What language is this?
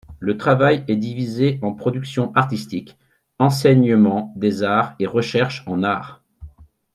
French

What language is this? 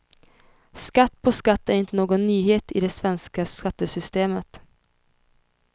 Swedish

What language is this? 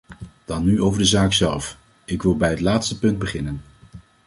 Dutch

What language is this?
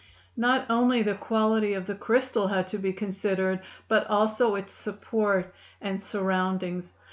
English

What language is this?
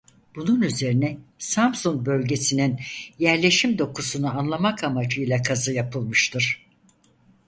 Turkish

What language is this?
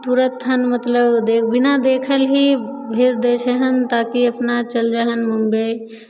Maithili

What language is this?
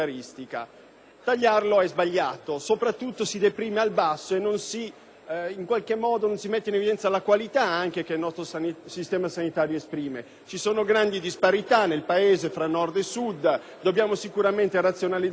Italian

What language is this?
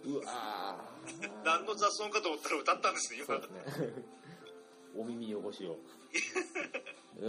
Japanese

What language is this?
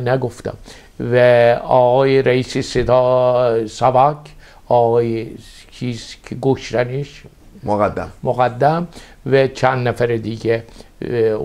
Persian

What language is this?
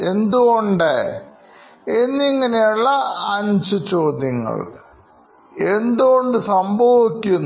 Malayalam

